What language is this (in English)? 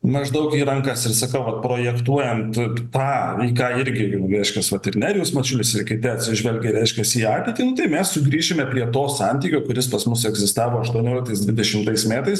Lithuanian